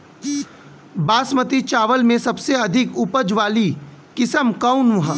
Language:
Bhojpuri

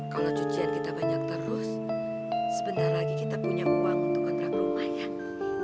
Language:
Indonesian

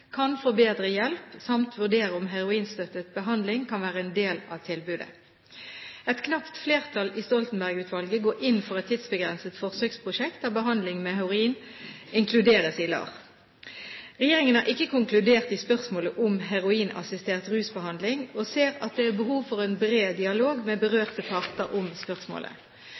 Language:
Norwegian Bokmål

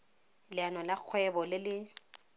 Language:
Tswana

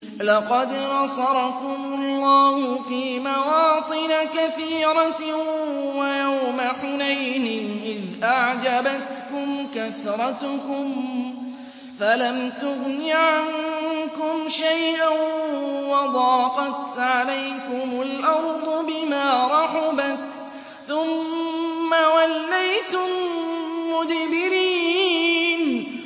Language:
Arabic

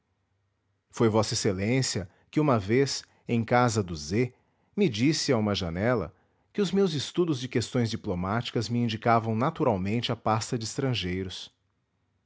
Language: Portuguese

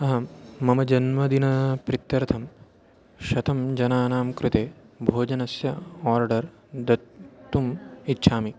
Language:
Sanskrit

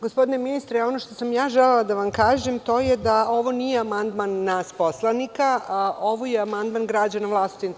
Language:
Serbian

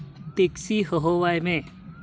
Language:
Santali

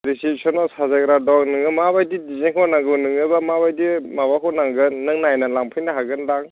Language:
Bodo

